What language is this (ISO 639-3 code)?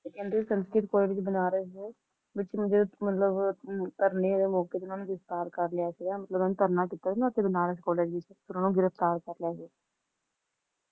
pan